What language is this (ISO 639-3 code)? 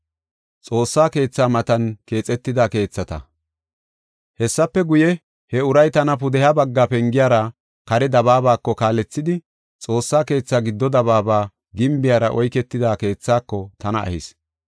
gof